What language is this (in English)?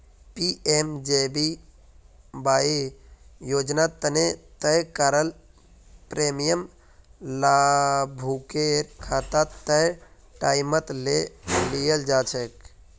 Magahi